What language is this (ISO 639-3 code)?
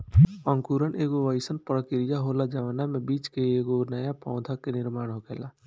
bho